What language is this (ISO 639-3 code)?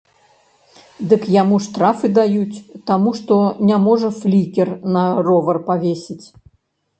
bel